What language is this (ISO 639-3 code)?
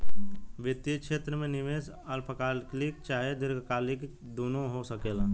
bho